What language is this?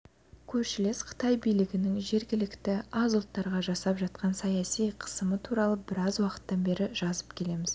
Kazakh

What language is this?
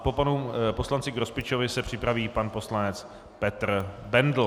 Czech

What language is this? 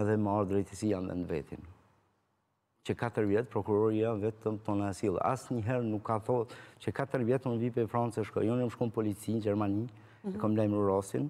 Romanian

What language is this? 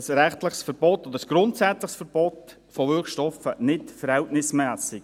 Swiss German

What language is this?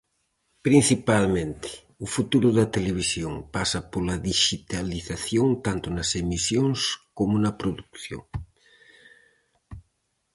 Galician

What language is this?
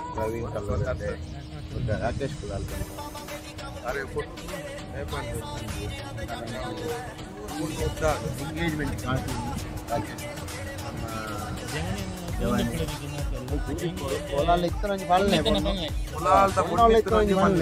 Arabic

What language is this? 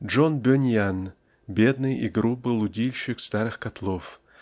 Russian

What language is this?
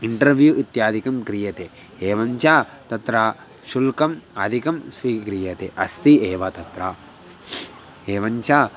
Sanskrit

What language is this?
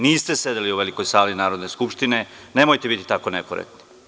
Serbian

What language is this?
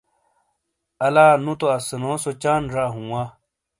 Shina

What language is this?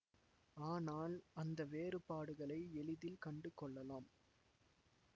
Tamil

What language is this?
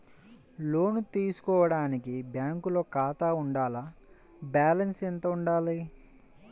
Telugu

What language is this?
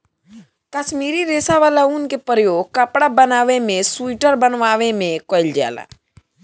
Bhojpuri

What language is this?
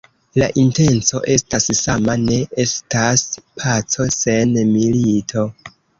Esperanto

